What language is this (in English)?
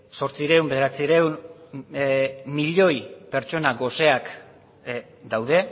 Basque